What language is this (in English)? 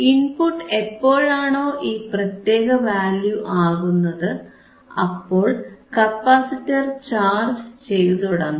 Malayalam